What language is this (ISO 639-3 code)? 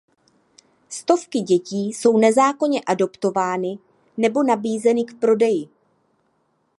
ces